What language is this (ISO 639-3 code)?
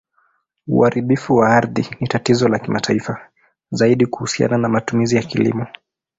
swa